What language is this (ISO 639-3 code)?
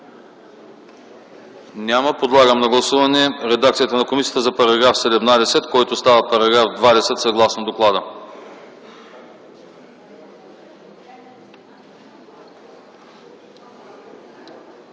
bul